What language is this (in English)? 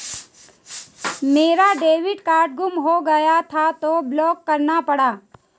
Hindi